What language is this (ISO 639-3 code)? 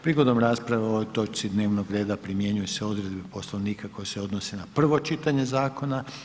hrv